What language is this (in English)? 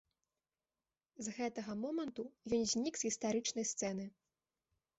Belarusian